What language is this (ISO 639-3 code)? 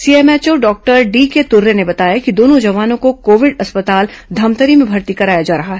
hin